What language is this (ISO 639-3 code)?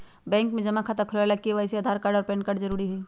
mag